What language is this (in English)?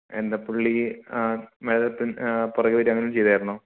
Malayalam